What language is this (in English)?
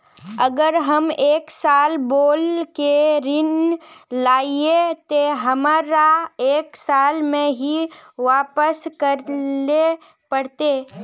Magahi